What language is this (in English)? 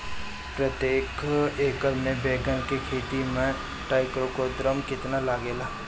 Bhojpuri